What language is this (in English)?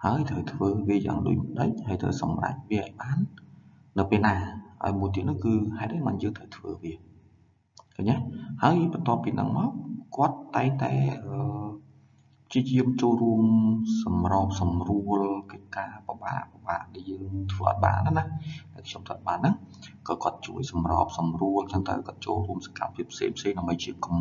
Vietnamese